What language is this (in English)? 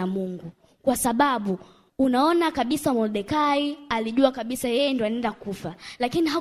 Swahili